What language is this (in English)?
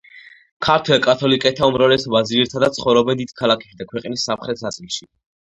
Georgian